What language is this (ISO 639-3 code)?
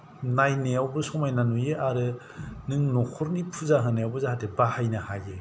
brx